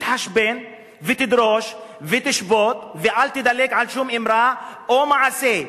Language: Hebrew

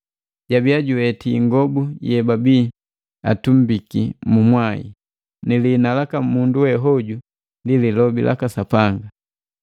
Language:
Matengo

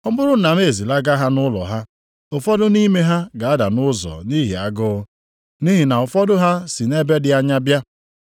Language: Igbo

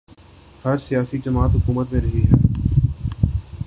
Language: Urdu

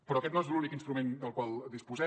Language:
Catalan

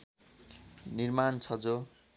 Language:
Nepali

